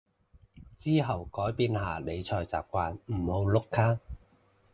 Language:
Cantonese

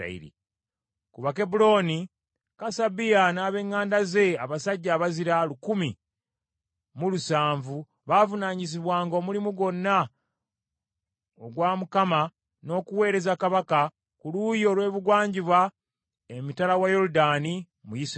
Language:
Ganda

